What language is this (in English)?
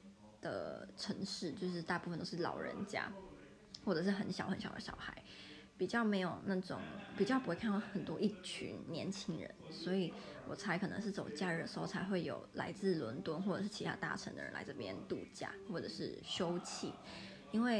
Chinese